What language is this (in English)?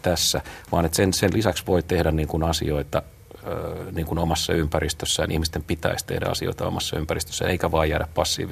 Finnish